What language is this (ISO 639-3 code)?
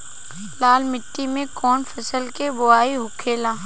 bho